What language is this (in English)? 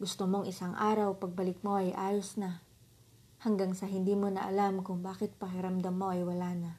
Filipino